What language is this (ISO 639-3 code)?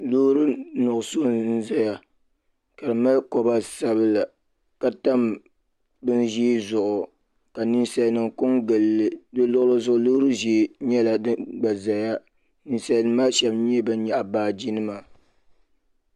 dag